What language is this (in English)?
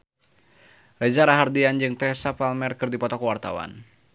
Sundanese